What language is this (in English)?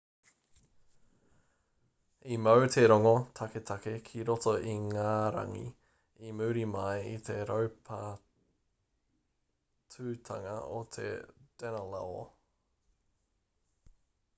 Māori